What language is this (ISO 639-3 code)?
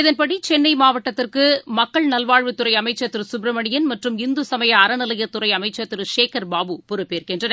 tam